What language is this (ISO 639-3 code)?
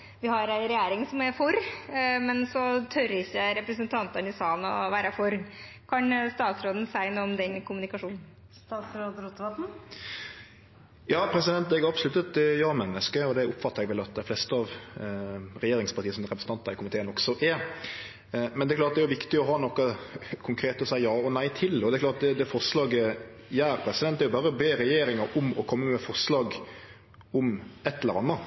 nor